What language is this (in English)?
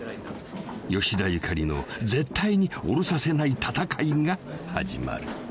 Japanese